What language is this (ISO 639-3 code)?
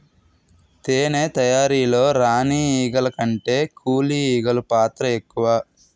tel